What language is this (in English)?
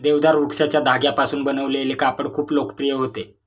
Marathi